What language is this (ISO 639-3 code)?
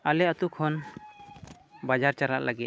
sat